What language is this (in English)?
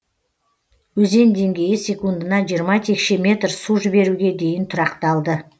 Kazakh